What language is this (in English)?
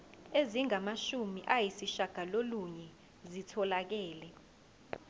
Zulu